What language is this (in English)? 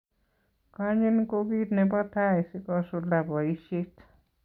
Kalenjin